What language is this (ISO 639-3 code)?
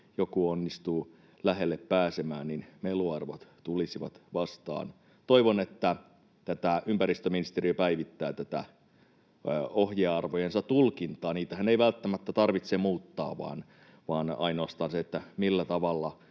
fin